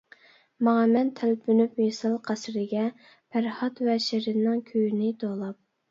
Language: Uyghur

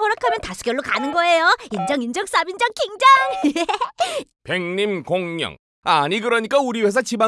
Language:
Korean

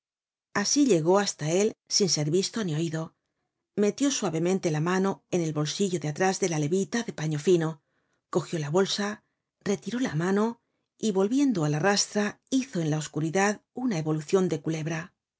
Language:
Spanish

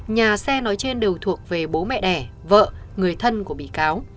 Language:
Vietnamese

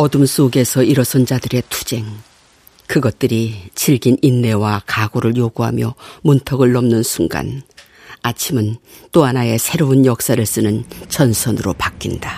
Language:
Korean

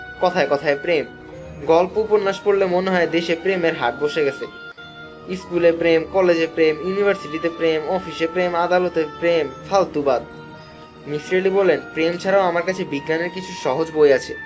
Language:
Bangla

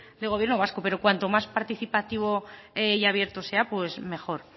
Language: Spanish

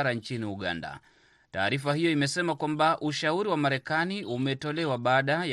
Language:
Swahili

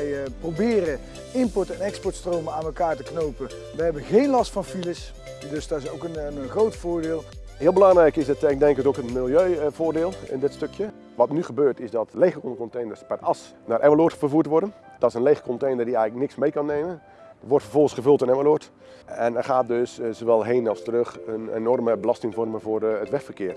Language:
Dutch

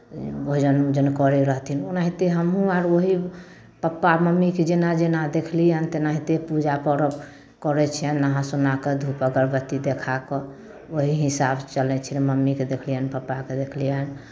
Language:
Maithili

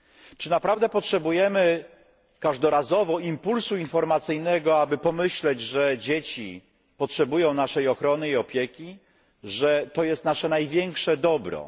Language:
Polish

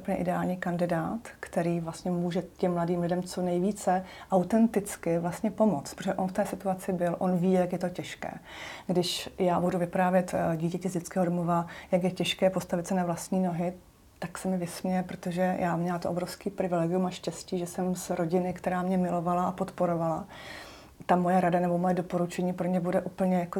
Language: Czech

